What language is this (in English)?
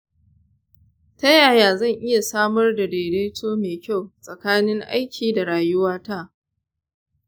Hausa